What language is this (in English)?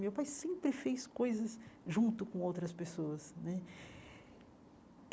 Portuguese